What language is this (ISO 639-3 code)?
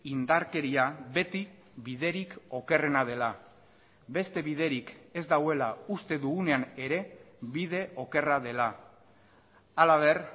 eus